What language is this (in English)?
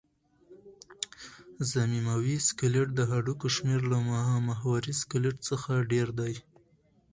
Pashto